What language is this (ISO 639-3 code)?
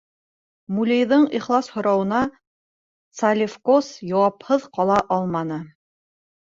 bak